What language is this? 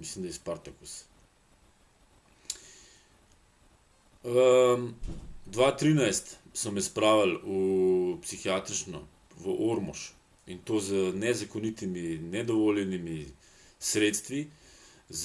Slovenian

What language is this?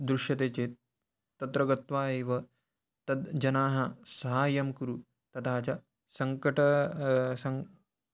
Sanskrit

